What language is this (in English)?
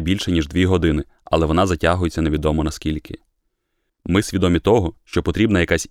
Ukrainian